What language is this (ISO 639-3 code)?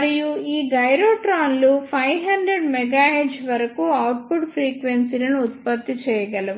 tel